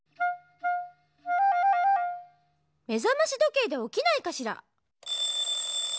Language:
Japanese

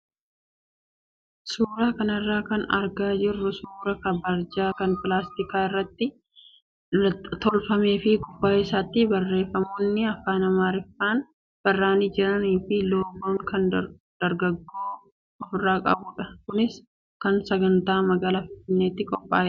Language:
Oromo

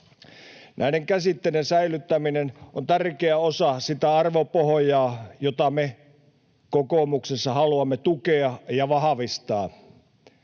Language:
Finnish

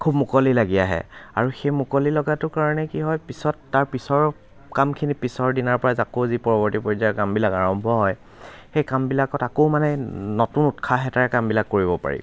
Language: Assamese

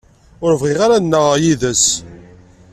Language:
Kabyle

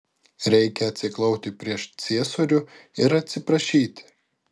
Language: Lithuanian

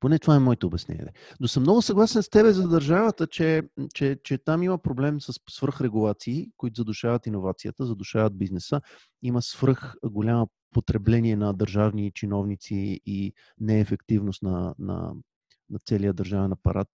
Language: Bulgarian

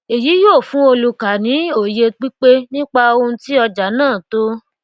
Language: Yoruba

